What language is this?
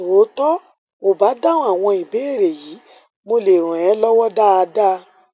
Yoruba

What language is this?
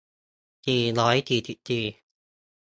Thai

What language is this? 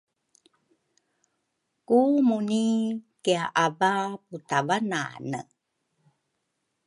Rukai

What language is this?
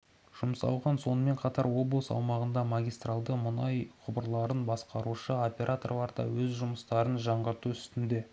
Kazakh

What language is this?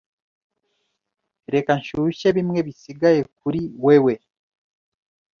Kinyarwanda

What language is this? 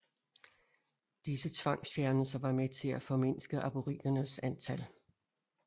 Danish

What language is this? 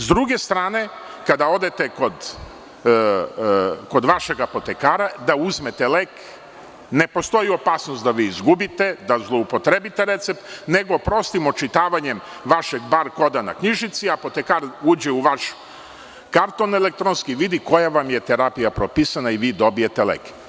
Serbian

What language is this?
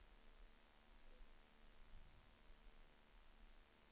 Swedish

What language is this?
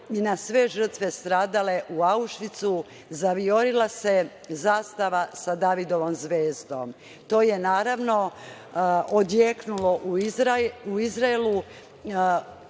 Serbian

